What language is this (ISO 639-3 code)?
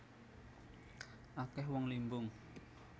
jav